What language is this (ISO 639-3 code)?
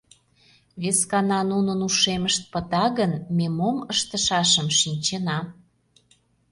chm